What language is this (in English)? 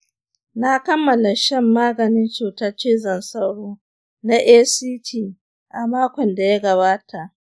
Hausa